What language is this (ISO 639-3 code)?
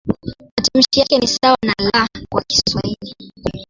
swa